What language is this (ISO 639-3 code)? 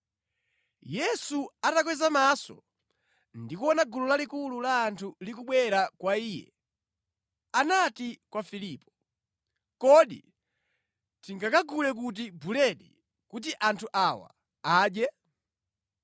nya